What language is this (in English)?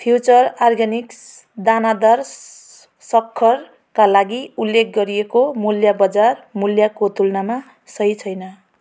Nepali